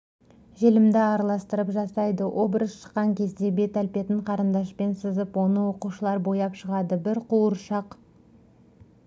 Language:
Kazakh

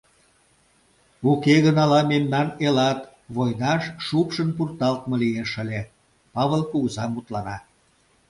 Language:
Mari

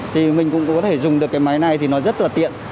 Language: Vietnamese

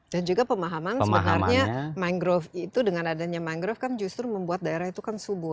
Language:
Indonesian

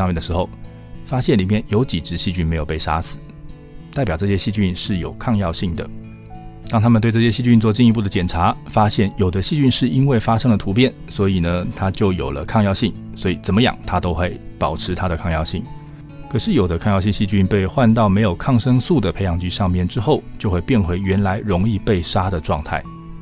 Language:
Chinese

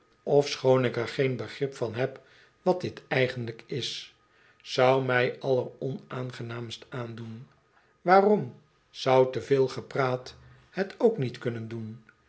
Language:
Dutch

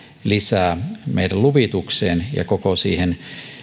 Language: Finnish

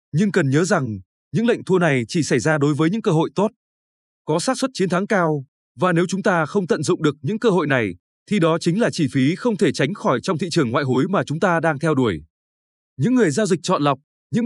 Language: Vietnamese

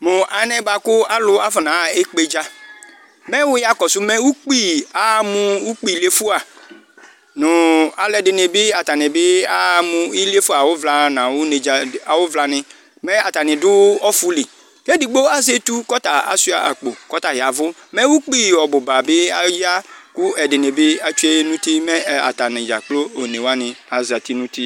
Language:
Ikposo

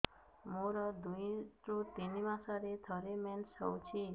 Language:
Odia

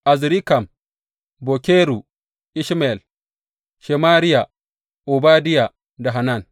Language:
Hausa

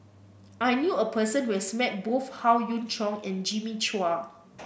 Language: English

